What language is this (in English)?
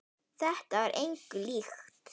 Icelandic